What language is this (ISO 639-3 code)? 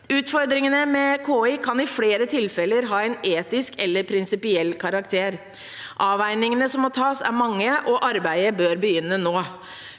nor